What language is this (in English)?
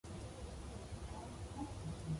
English